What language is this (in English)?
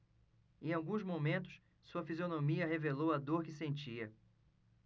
Portuguese